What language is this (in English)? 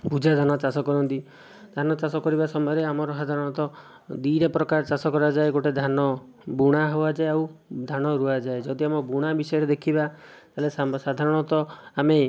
Odia